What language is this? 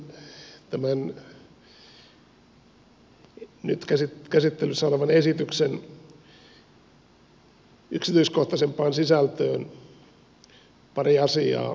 Finnish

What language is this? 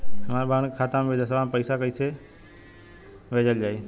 Bhojpuri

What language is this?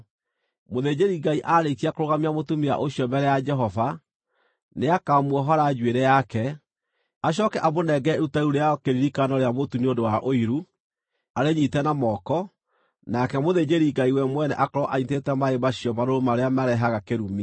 Kikuyu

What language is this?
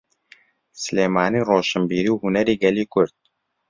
Central Kurdish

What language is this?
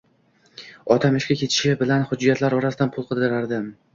Uzbek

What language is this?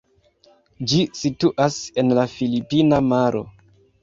Esperanto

